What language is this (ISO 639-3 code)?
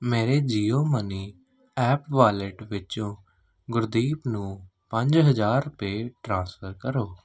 pan